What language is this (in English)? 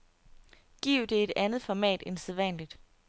Danish